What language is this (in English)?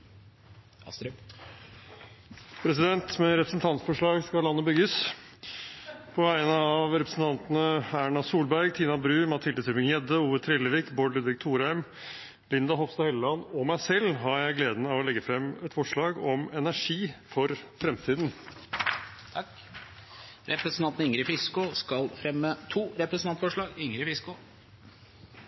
Norwegian